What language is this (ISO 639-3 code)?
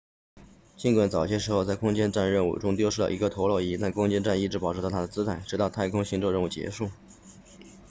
zho